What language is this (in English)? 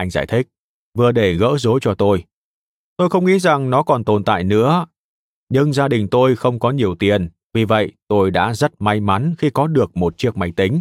Vietnamese